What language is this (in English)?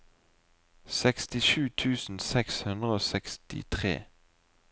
Norwegian